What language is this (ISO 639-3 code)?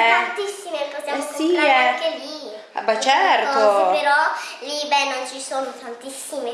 ita